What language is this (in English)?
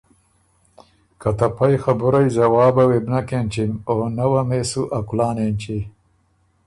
Ormuri